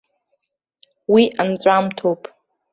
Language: Abkhazian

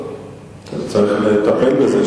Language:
Hebrew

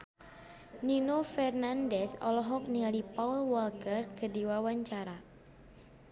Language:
Sundanese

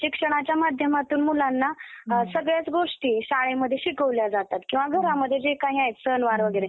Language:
Marathi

